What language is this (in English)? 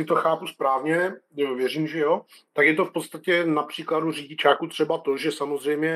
Czech